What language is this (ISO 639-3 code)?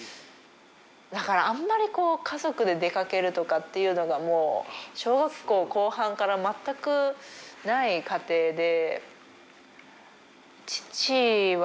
jpn